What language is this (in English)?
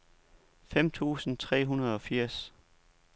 Danish